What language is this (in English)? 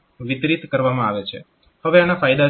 Gujarati